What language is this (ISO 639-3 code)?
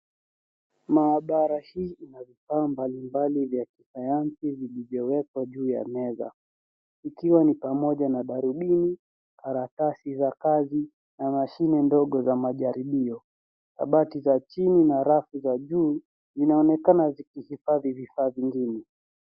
swa